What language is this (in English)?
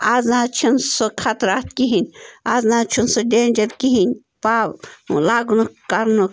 Kashmiri